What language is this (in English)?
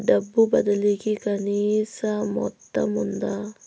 Telugu